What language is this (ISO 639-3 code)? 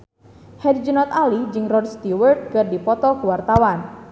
sun